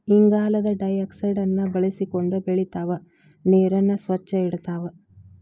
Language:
Kannada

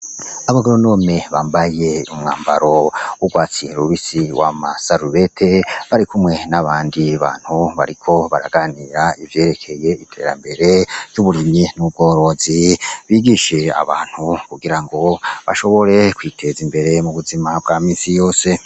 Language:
Rundi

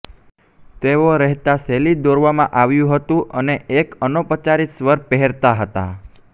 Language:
Gujarati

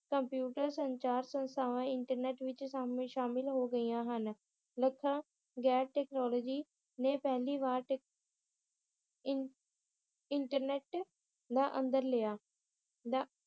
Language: Punjabi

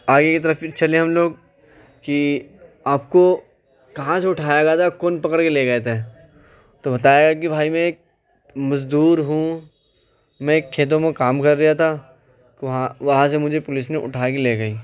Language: Urdu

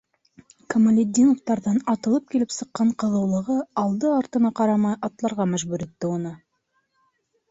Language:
Bashkir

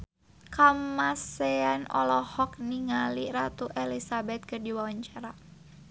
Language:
Sundanese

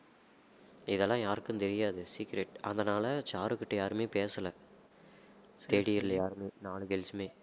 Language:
Tamil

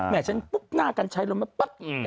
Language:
Thai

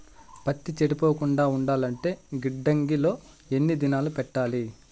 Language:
Telugu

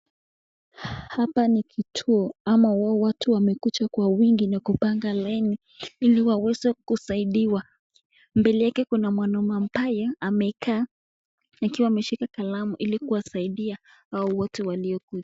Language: Swahili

